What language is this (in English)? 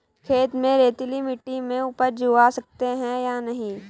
Hindi